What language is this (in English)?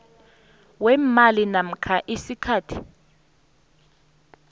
South Ndebele